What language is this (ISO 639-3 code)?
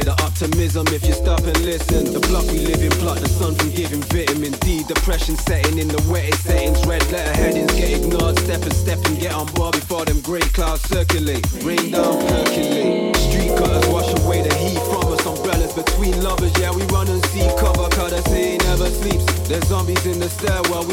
eng